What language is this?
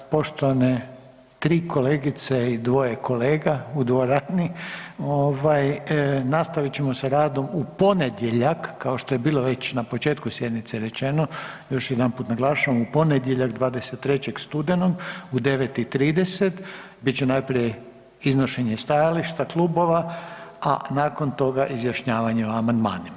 Croatian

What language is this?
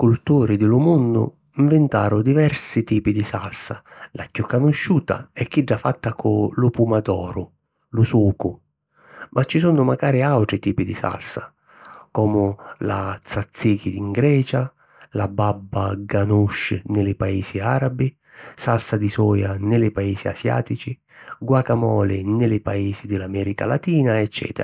Sicilian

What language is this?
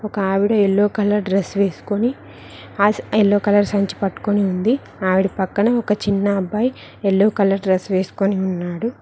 Telugu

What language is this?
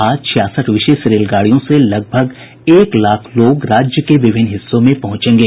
Hindi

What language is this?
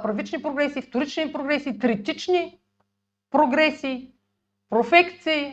Bulgarian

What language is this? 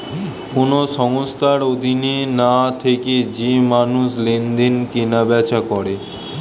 Bangla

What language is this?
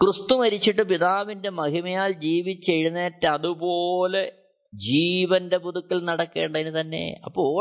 Malayalam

